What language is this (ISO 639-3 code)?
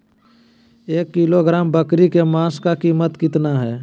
mag